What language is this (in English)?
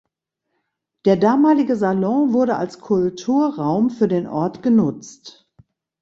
German